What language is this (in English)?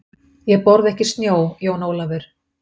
Icelandic